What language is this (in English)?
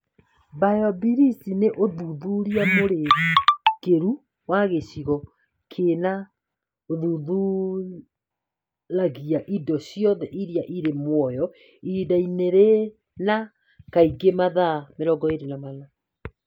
Kikuyu